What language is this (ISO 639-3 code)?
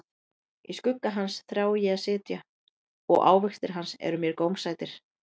isl